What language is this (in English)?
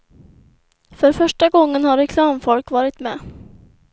Swedish